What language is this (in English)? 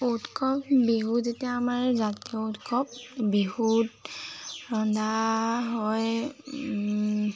Assamese